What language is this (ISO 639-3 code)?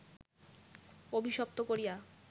ben